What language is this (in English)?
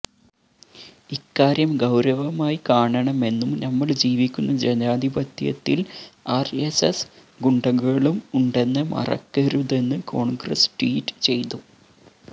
Malayalam